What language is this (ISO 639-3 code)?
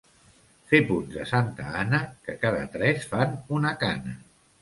cat